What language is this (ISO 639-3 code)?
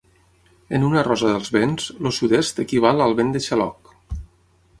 cat